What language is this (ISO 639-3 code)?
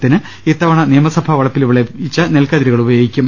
mal